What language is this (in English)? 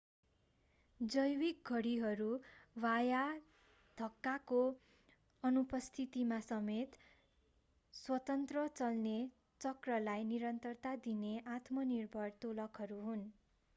Nepali